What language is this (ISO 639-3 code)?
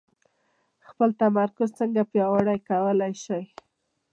pus